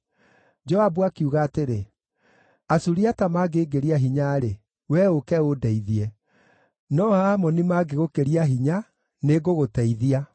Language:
Kikuyu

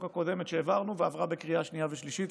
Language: Hebrew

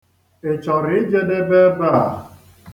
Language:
Igbo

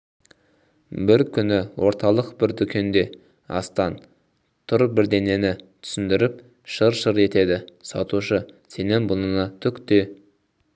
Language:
Kazakh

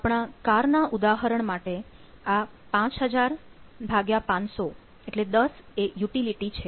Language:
Gujarati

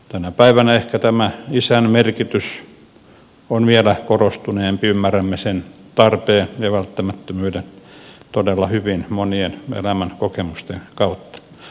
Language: Finnish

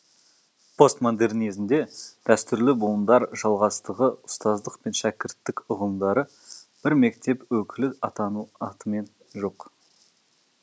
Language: Kazakh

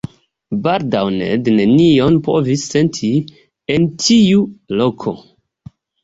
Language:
Esperanto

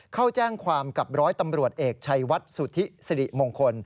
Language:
Thai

